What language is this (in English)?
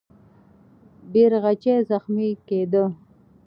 Pashto